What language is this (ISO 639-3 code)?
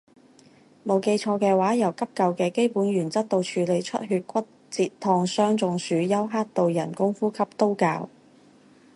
yue